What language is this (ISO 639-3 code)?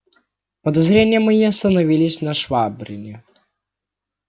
rus